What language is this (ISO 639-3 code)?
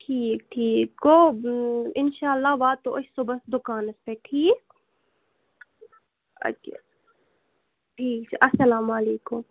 kas